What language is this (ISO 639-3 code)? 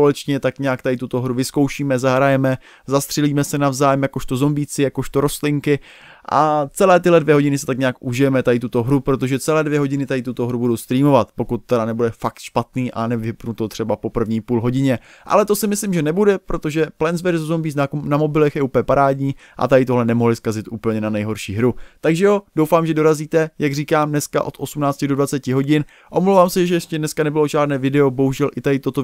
ces